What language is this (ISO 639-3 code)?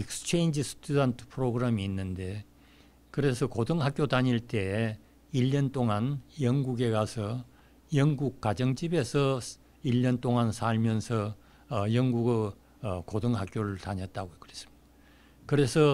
kor